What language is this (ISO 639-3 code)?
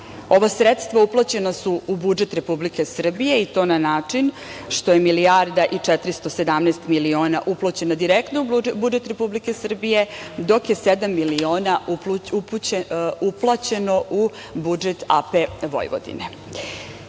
srp